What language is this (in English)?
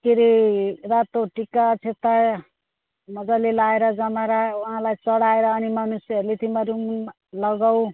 Nepali